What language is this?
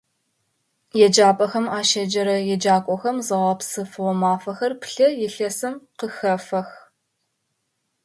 Adyghe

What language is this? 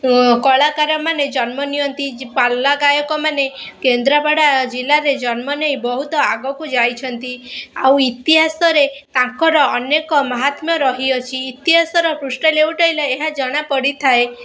Odia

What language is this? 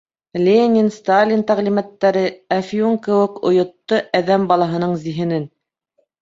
Bashkir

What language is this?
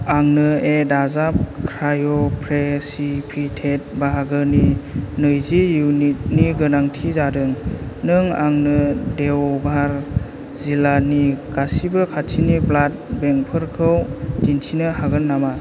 Bodo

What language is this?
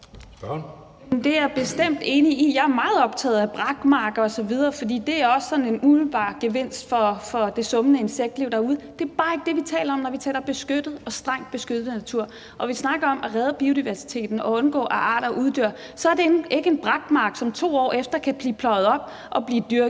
Danish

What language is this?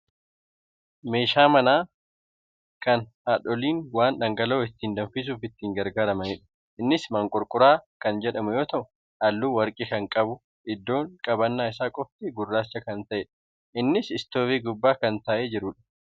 Oromo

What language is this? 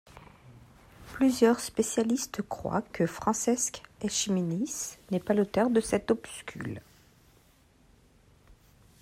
French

